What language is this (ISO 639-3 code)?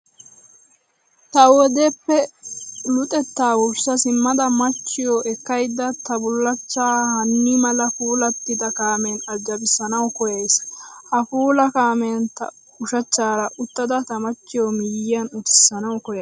wal